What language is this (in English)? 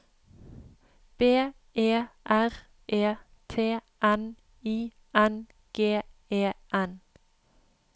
Norwegian